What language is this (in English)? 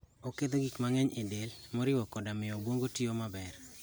Luo (Kenya and Tanzania)